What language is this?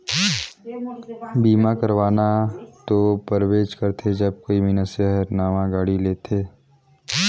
Chhattisgarhi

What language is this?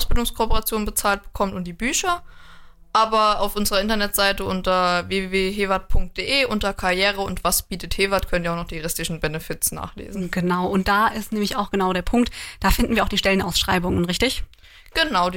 German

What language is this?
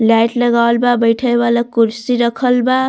Bhojpuri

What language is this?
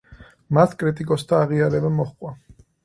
Georgian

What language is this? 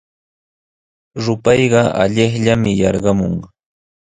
Sihuas Ancash Quechua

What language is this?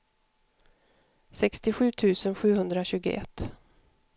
Swedish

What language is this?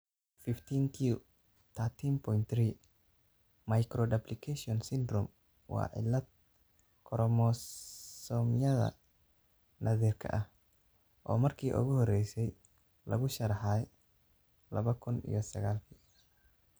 Somali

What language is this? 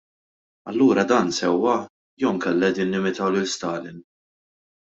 Maltese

